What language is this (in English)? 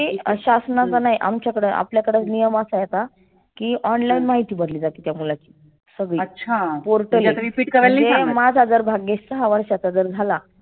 Marathi